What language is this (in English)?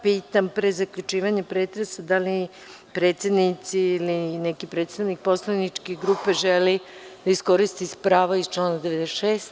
Serbian